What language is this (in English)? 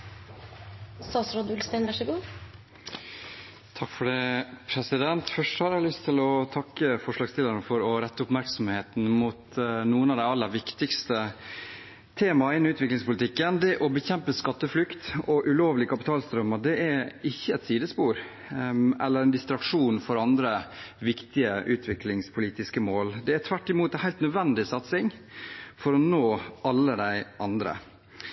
Norwegian